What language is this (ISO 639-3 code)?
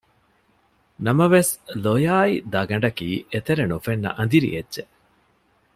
div